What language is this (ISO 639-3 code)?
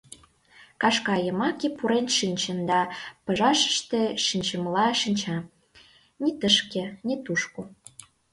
chm